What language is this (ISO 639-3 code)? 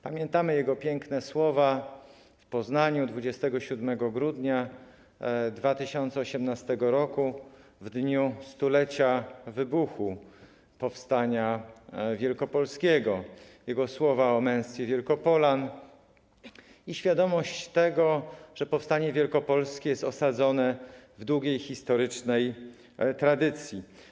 pol